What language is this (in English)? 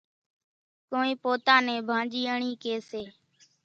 Kachi Koli